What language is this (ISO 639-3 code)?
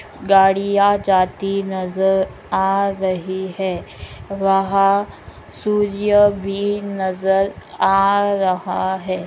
mag